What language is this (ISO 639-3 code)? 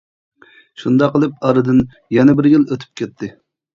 uig